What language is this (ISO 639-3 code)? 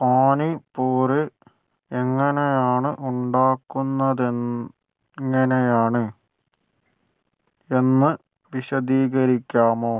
mal